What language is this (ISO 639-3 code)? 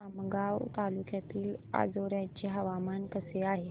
mar